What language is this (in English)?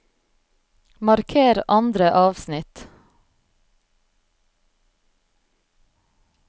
Norwegian